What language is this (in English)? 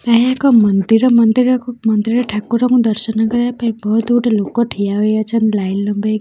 Odia